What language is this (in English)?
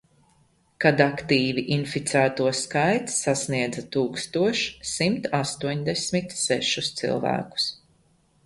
Latvian